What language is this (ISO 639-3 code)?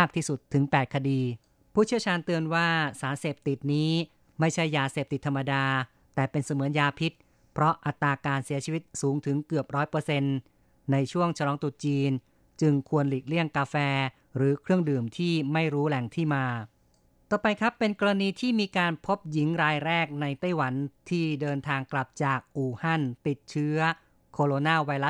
tha